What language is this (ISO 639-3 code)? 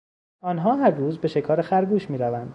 fas